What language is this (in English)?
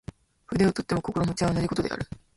Japanese